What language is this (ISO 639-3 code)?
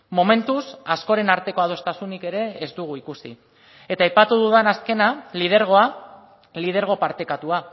eus